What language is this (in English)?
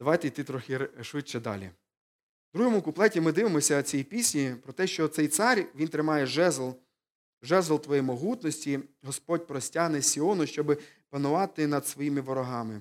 Ukrainian